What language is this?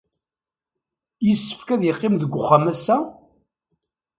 Kabyle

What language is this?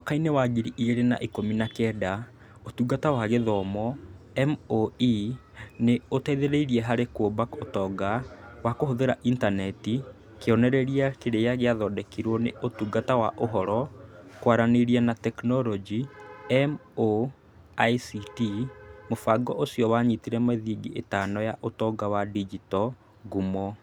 Kikuyu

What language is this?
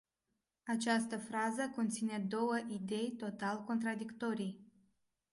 Romanian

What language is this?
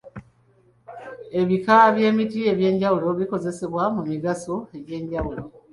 Ganda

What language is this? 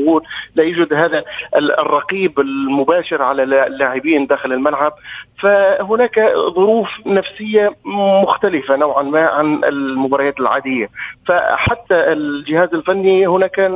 Arabic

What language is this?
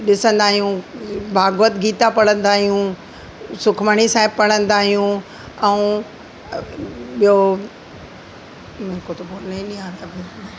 Sindhi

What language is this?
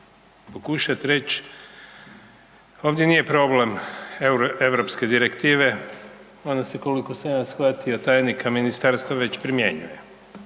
Croatian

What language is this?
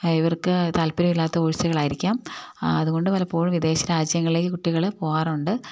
Malayalam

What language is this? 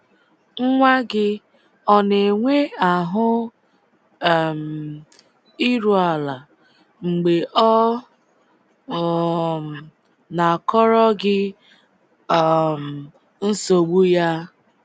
Igbo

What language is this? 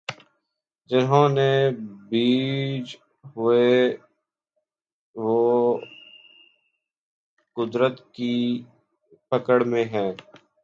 Urdu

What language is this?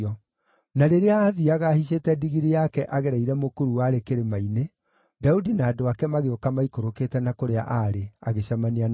Kikuyu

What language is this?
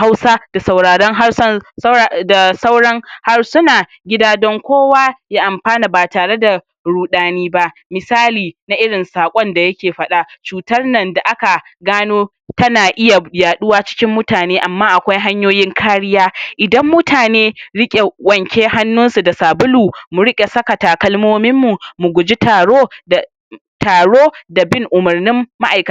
Hausa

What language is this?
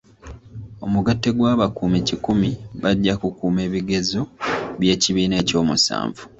Ganda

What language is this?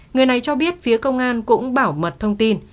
Vietnamese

